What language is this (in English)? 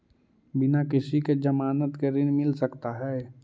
Magahi